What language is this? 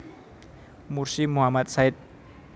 Javanese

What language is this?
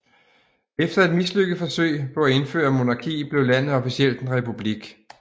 Danish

